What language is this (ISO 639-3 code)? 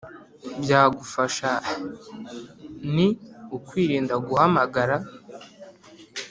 kin